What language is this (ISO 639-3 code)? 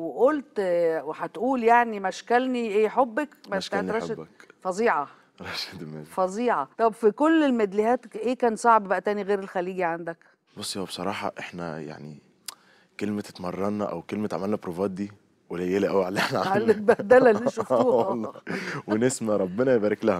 ara